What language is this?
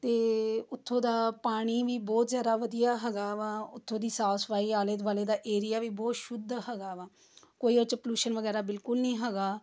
Punjabi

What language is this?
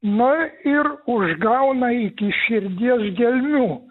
Lithuanian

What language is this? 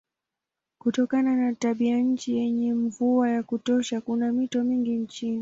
Swahili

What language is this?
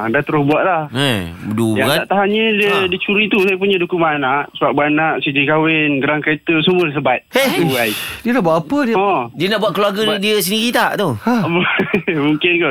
Malay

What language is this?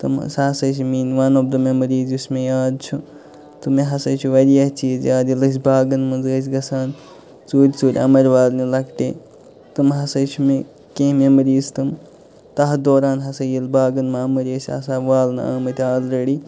Kashmiri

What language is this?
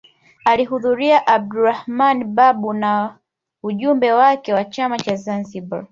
Swahili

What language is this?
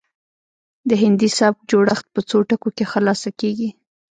Pashto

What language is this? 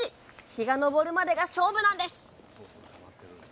Japanese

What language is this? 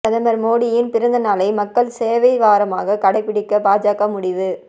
Tamil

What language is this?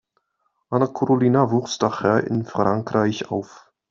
German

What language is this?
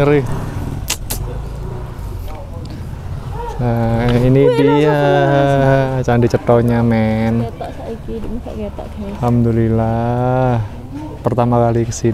Indonesian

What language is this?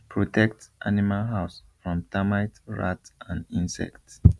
Nigerian Pidgin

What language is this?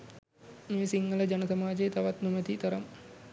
Sinhala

